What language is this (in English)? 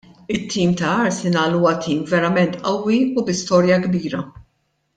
Maltese